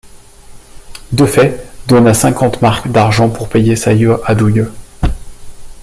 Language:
French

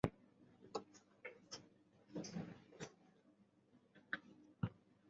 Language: Chinese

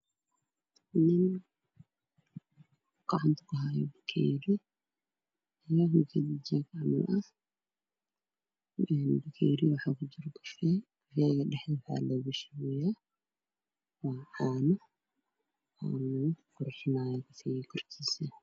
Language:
Somali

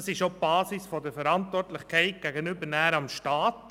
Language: Swiss German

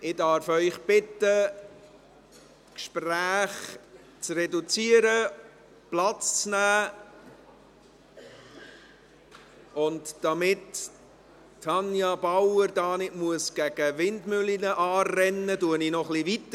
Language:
Swiss German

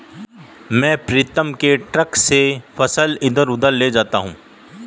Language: Hindi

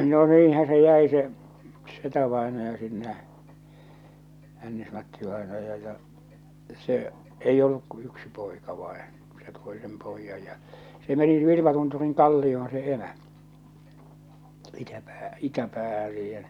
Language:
Finnish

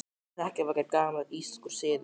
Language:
Icelandic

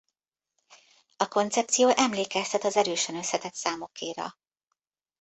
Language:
Hungarian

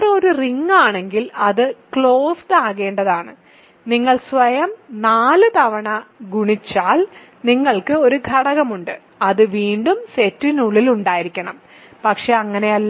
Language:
Malayalam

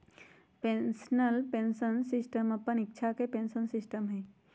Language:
Magahi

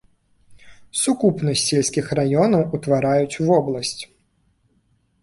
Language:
Belarusian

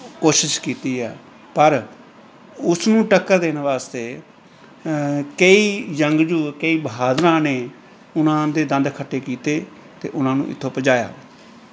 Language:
Punjabi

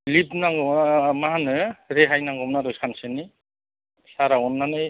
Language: Bodo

